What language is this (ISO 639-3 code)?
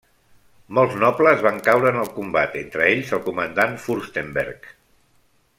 cat